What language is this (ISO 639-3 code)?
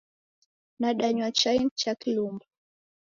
dav